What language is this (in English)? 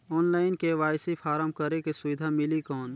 Chhattisgarhi